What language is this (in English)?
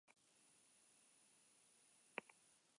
Basque